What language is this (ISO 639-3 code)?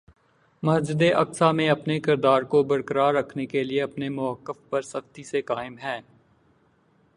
urd